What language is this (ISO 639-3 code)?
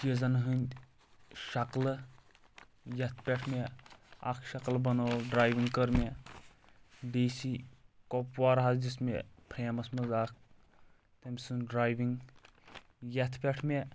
kas